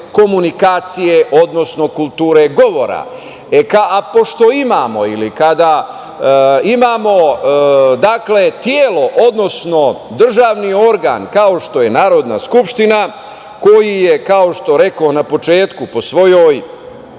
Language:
Serbian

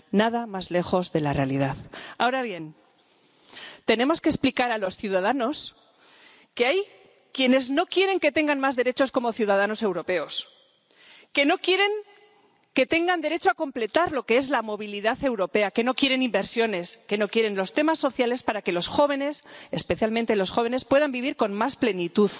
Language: Spanish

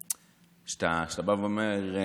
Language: Hebrew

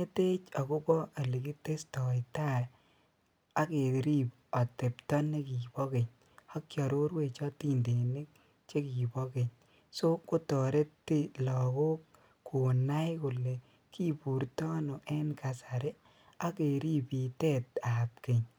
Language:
Kalenjin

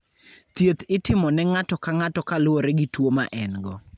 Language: Luo (Kenya and Tanzania)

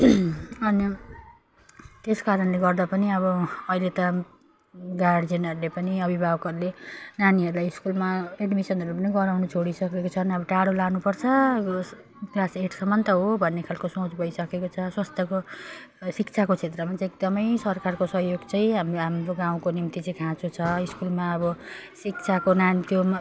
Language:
Nepali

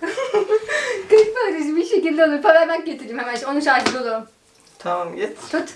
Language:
Turkish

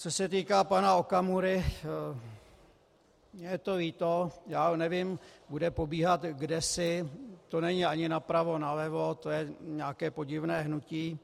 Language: Czech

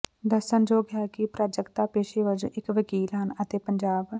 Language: Punjabi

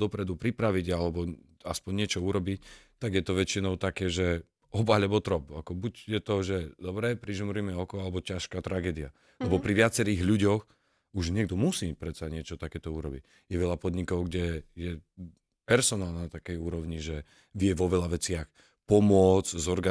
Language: Slovak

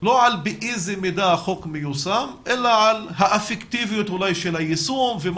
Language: Hebrew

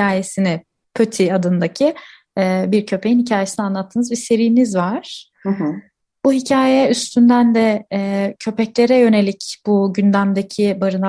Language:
Turkish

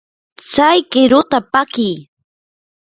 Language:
Yanahuanca Pasco Quechua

